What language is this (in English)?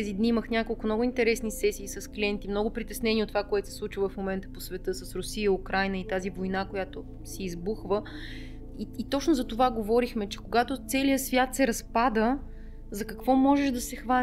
Bulgarian